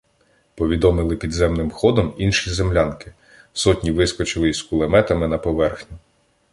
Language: Ukrainian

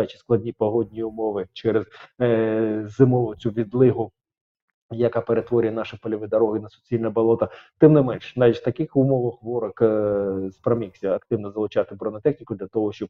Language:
Ukrainian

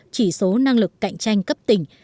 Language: Vietnamese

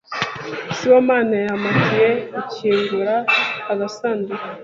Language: Kinyarwanda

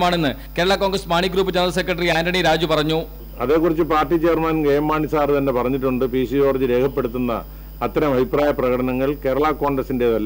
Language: Indonesian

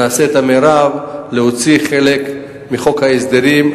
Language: Hebrew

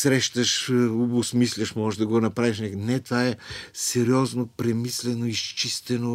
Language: Bulgarian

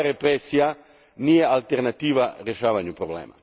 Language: Croatian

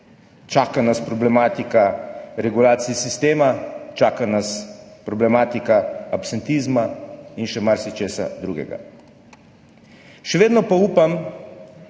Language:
Slovenian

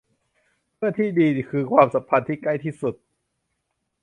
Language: Thai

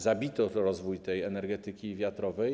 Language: Polish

